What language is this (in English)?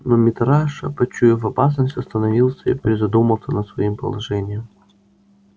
Russian